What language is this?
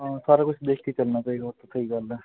Punjabi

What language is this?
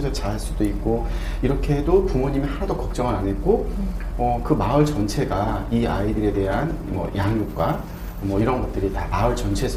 Korean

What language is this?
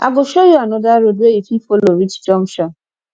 Nigerian Pidgin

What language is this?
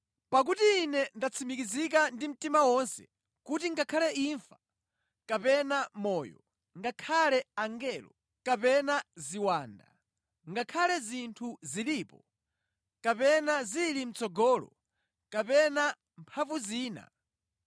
Nyanja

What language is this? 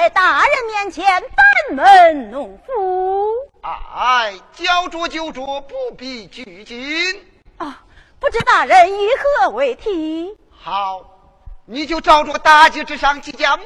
Chinese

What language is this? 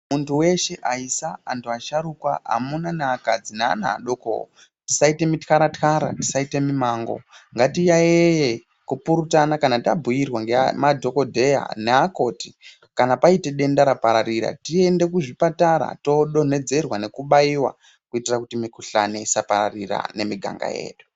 Ndau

